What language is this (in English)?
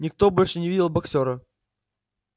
Russian